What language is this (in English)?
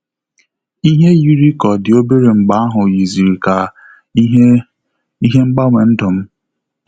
Igbo